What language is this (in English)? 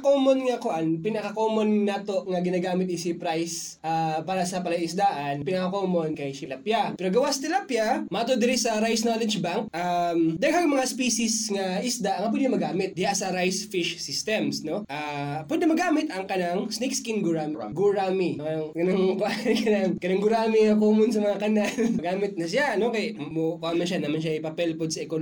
Filipino